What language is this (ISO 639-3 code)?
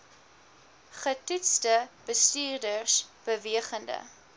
afr